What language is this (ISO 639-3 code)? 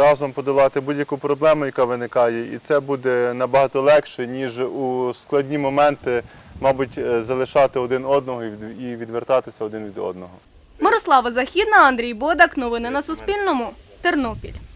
ukr